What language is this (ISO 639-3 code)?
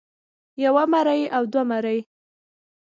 pus